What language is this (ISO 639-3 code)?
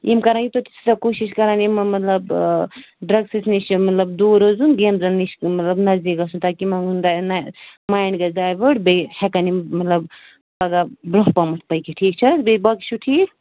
kas